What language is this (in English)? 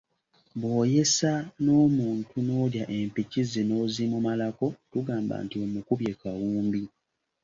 Ganda